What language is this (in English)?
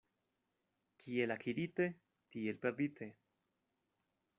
Esperanto